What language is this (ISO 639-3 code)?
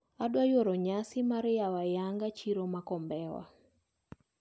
luo